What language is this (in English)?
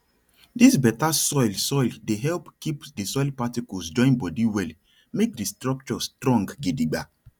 Nigerian Pidgin